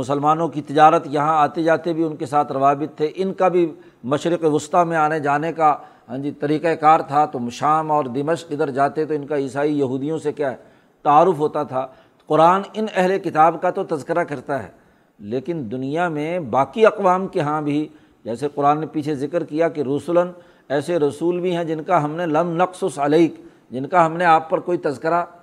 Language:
Urdu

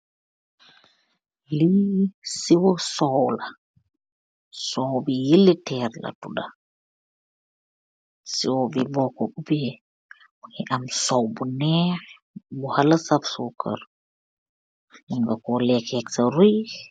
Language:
Wolof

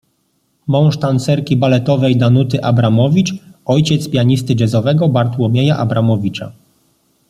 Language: Polish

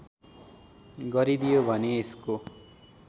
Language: Nepali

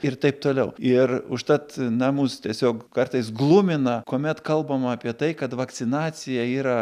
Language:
Lithuanian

